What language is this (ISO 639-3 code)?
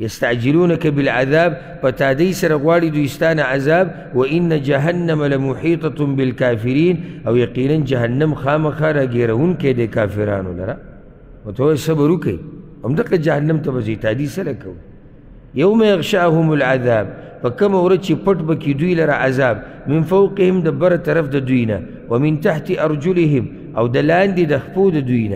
ara